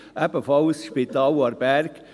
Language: Swiss German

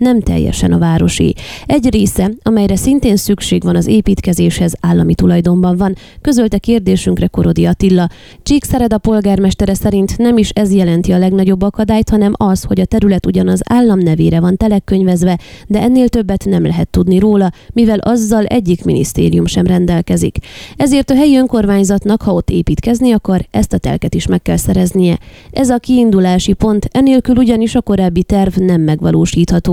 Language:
Hungarian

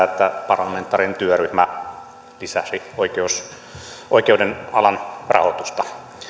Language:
Finnish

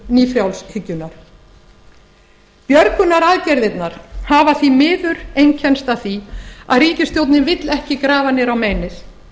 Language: Icelandic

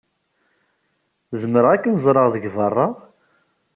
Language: Kabyle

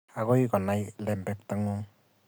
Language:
Kalenjin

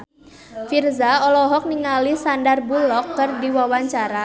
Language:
Sundanese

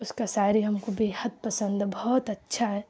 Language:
Urdu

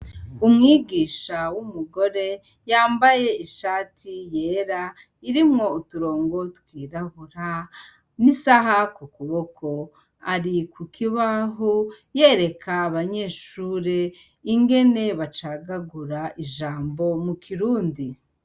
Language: Rundi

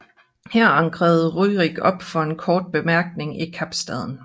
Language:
Danish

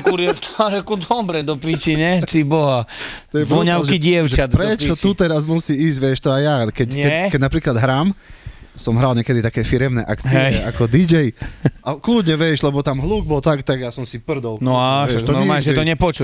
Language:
Slovak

